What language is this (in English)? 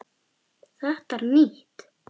Icelandic